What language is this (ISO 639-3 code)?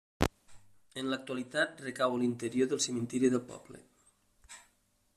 cat